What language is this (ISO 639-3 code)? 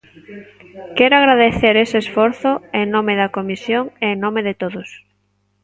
glg